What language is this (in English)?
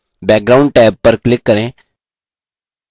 Hindi